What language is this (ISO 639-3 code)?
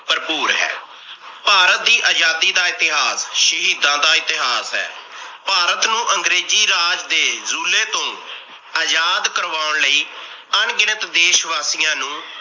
pan